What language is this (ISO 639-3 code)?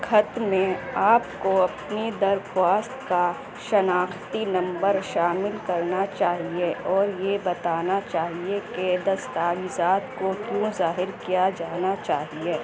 urd